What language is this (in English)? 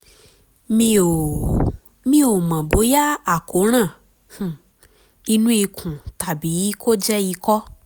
Yoruba